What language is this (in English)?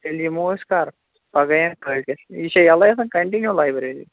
Kashmiri